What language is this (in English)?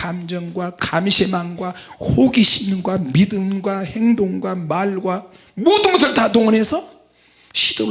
Korean